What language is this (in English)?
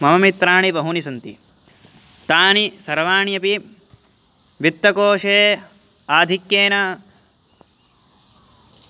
Sanskrit